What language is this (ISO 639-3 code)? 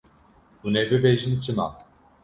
kur